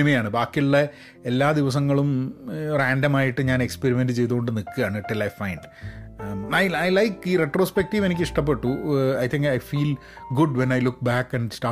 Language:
Malayalam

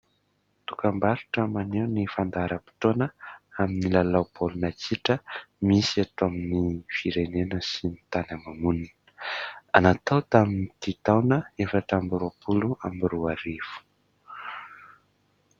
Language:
Malagasy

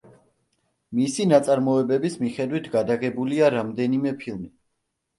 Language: Georgian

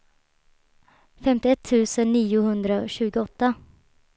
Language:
Swedish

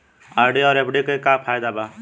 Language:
Bhojpuri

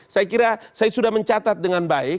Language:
Indonesian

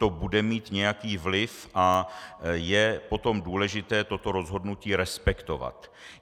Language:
Czech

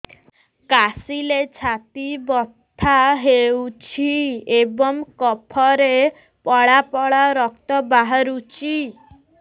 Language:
Odia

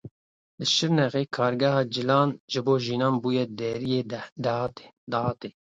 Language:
Kurdish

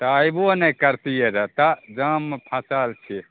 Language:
Maithili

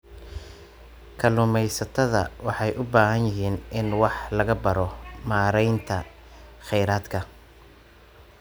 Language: Somali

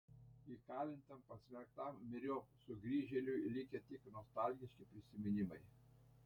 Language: Lithuanian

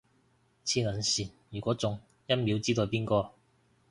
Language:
Cantonese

